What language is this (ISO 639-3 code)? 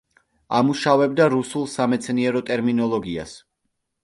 kat